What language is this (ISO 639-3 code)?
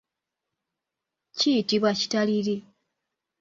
lug